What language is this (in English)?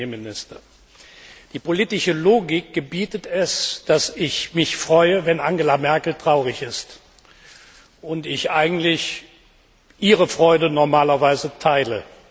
German